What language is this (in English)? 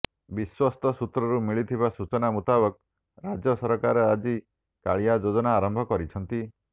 Odia